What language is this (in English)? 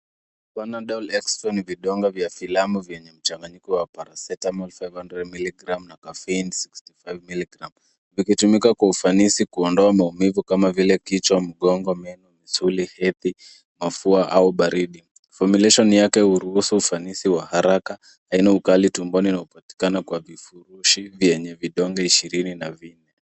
Swahili